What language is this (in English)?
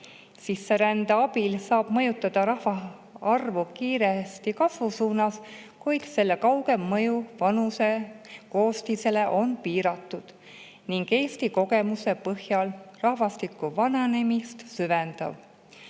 Estonian